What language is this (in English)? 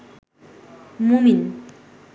Bangla